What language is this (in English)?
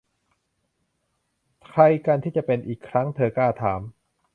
Thai